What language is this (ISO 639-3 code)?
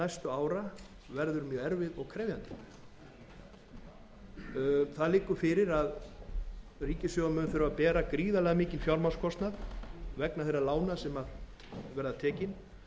isl